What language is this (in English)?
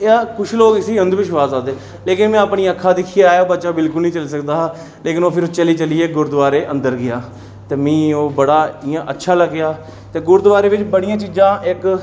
Dogri